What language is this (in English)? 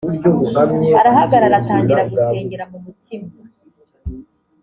Kinyarwanda